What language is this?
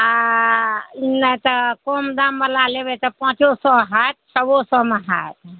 Maithili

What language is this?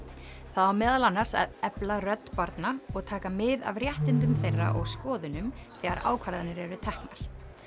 Icelandic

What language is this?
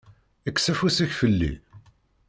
Kabyle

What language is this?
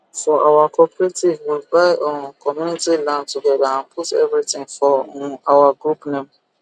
Nigerian Pidgin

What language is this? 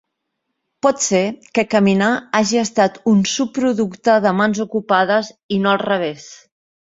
Catalan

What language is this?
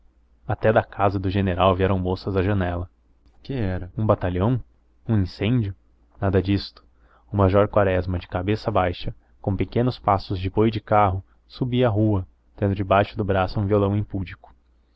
Portuguese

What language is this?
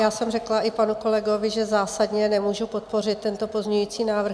Czech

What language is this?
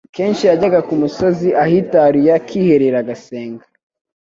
Kinyarwanda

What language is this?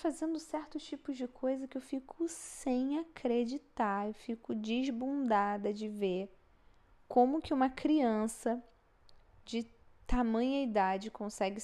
Portuguese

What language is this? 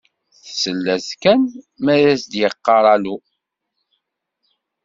Kabyle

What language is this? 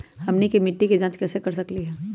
Magahi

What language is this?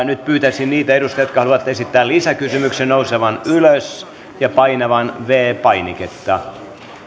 Finnish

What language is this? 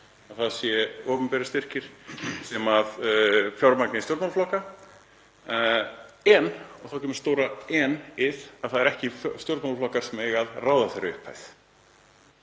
Icelandic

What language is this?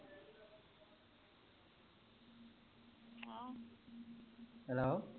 Punjabi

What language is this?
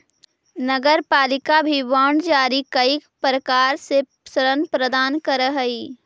Magahi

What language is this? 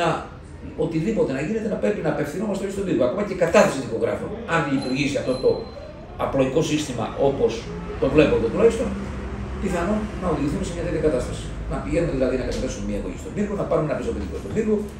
Greek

